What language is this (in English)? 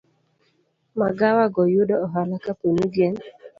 Luo (Kenya and Tanzania)